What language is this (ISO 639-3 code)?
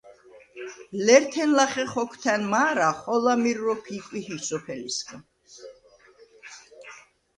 sva